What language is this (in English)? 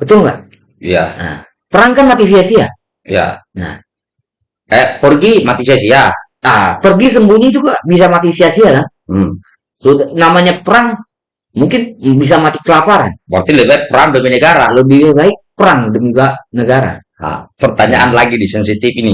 Indonesian